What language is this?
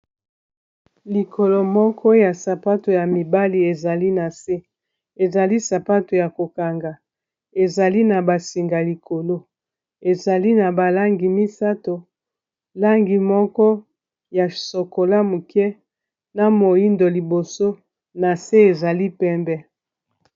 Lingala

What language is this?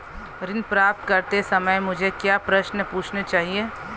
Hindi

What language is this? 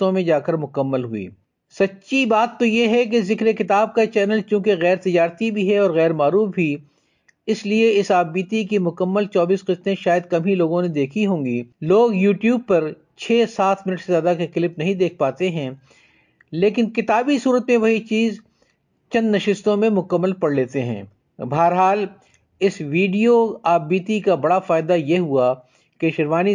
Urdu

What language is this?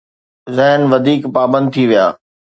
Sindhi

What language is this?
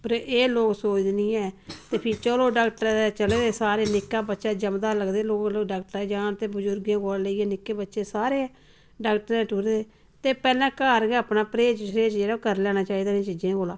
Dogri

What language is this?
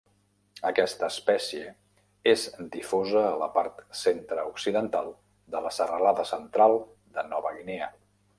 Catalan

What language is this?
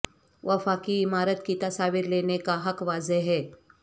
Urdu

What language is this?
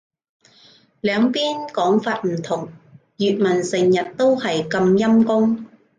Cantonese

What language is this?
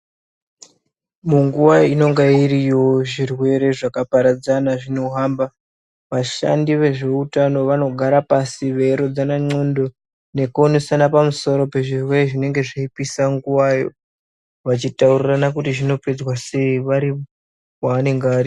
Ndau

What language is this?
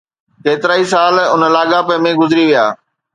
Sindhi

